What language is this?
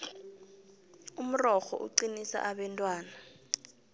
South Ndebele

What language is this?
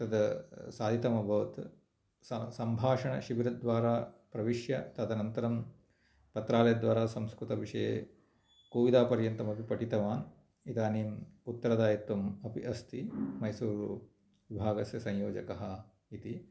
Sanskrit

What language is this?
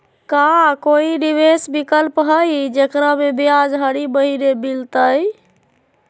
Magahi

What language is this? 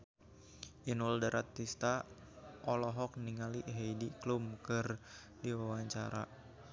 Sundanese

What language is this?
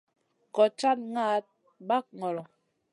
Masana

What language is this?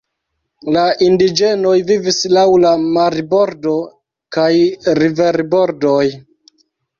Esperanto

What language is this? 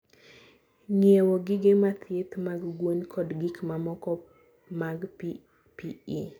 Luo (Kenya and Tanzania)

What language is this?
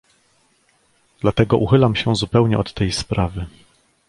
Polish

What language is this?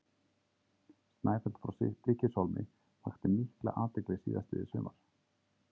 Icelandic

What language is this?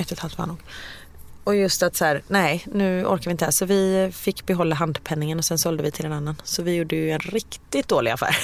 Swedish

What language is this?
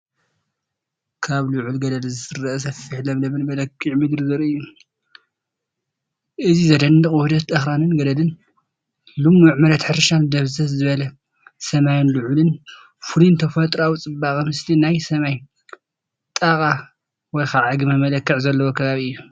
Tigrinya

